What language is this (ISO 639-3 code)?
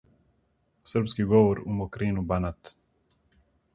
srp